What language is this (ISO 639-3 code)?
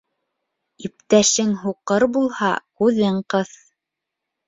bak